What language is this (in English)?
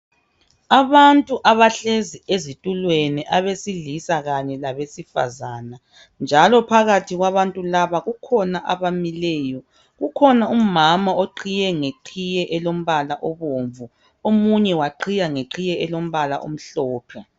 North Ndebele